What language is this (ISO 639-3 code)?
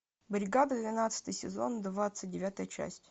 rus